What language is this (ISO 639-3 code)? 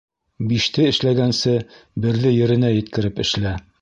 bak